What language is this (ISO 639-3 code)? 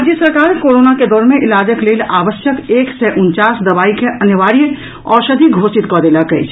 mai